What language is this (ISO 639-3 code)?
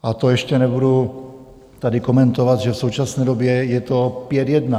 ces